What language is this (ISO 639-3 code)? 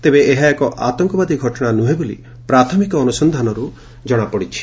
ori